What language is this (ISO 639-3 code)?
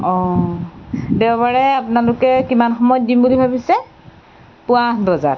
asm